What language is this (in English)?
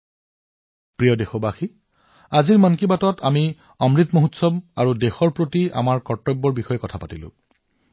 Assamese